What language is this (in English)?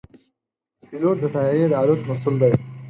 Pashto